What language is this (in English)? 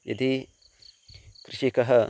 Sanskrit